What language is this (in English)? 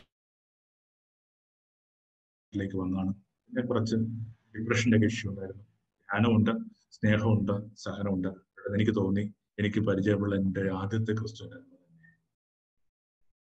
Malayalam